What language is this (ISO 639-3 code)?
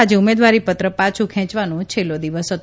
guj